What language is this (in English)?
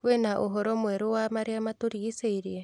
Kikuyu